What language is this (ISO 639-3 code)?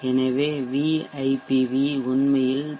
tam